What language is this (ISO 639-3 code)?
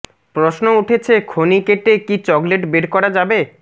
ben